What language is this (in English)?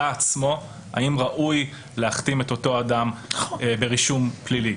Hebrew